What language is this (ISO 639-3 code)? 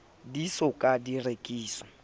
sot